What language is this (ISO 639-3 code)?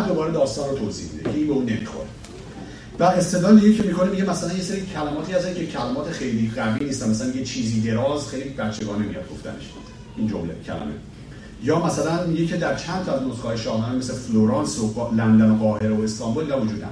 fas